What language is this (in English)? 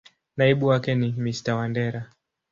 Swahili